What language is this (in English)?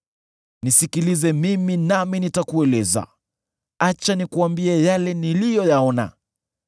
Swahili